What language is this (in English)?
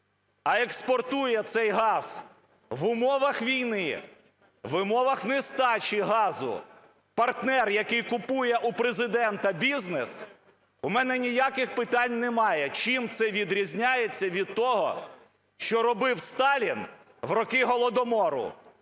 Ukrainian